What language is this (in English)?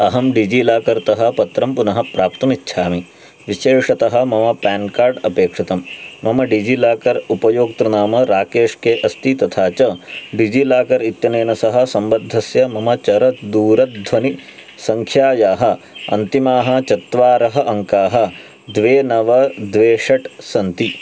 Sanskrit